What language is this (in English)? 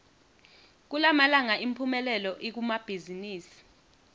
Swati